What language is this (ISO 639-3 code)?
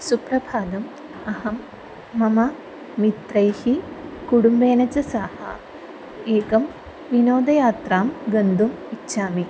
san